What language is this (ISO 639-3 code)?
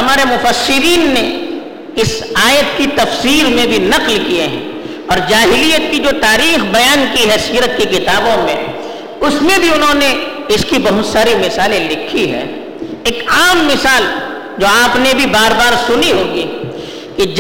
urd